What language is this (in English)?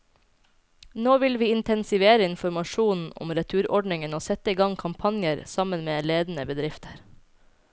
Norwegian